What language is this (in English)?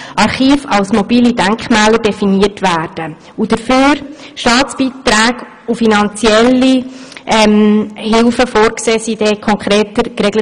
Swiss German